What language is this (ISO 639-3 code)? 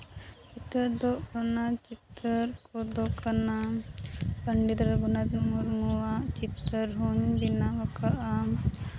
sat